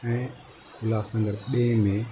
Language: Sindhi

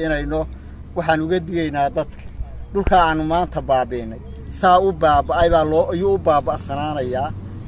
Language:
Arabic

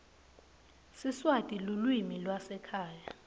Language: Swati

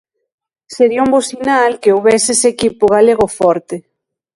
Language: Galician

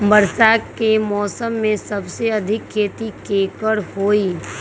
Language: Magahi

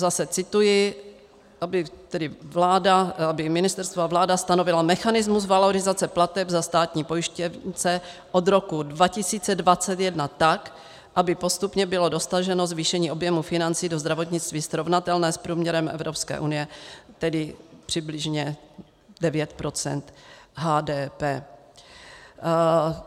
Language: Czech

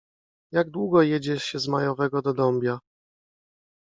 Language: Polish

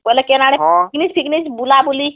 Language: Odia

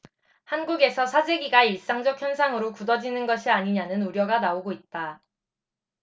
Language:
Korean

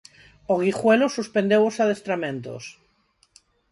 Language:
Galician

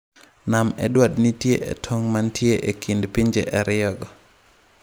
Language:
Luo (Kenya and Tanzania)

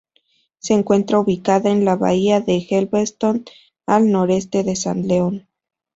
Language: Spanish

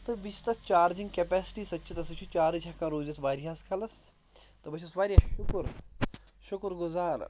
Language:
Kashmiri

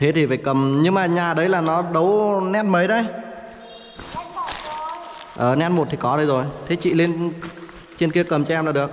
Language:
Vietnamese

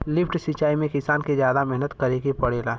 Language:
Bhojpuri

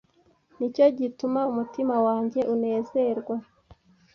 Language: Kinyarwanda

